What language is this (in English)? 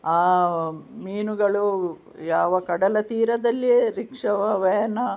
Kannada